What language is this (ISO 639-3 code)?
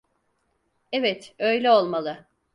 tur